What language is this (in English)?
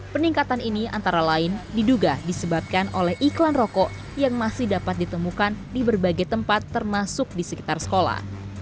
Indonesian